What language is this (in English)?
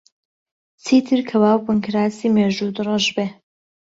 Central Kurdish